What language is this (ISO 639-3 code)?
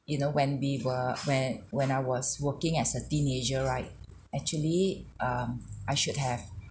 eng